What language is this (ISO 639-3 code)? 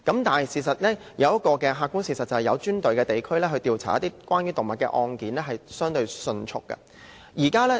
yue